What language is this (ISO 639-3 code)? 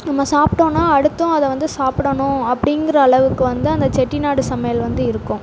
tam